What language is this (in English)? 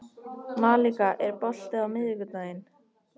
Icelandic